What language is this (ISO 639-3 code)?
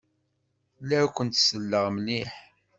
kab